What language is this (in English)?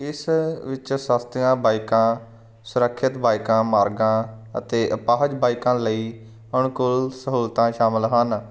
Punjabi